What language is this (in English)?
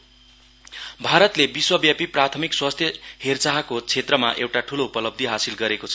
Nepali